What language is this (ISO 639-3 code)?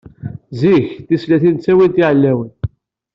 kab